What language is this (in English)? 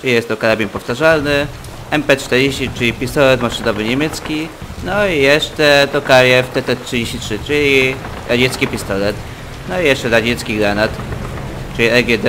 Polish